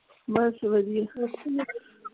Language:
Punjabi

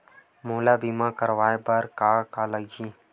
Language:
Chhattisgarhi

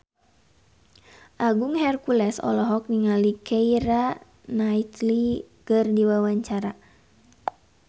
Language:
Sundanese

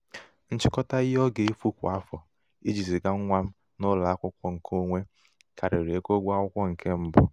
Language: Igbo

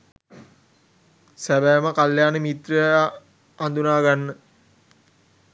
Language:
Sinhala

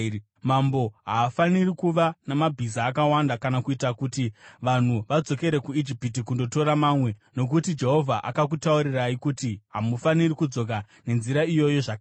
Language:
Shona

